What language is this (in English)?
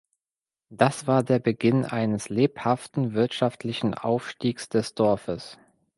German